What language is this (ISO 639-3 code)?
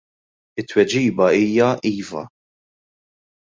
mlt